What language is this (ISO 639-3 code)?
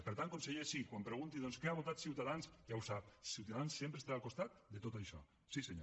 cat